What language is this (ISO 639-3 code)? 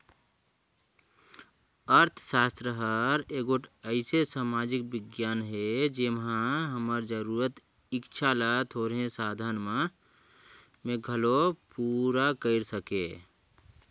hne